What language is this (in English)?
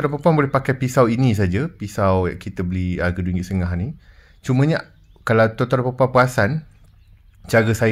Malay